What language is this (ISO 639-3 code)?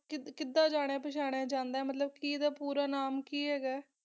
pan